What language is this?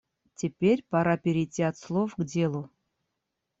Russian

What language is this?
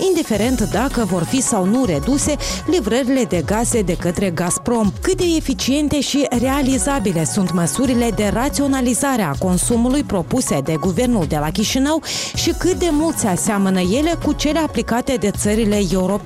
Romanian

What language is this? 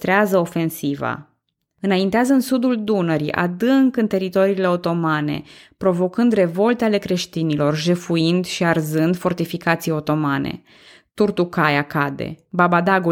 Romanian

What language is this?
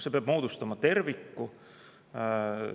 Estonian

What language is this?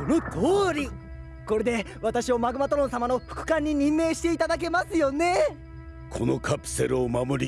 Japanese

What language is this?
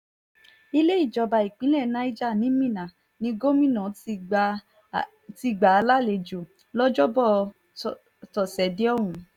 Yoruba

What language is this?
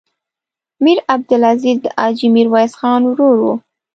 Pashto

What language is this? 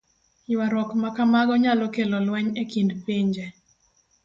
Luo (Kenya and Tanzania)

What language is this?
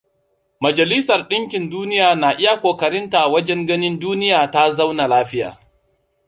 Hausa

